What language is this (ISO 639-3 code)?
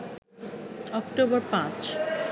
ben